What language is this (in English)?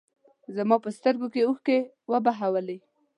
Pashto